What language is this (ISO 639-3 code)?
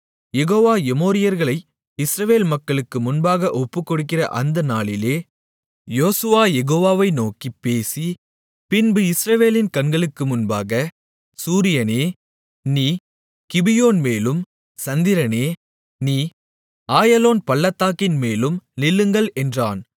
tam